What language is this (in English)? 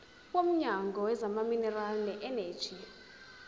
Zulu